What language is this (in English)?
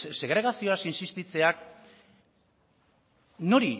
Basque